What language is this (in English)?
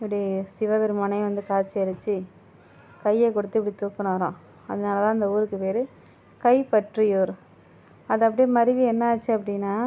Tamil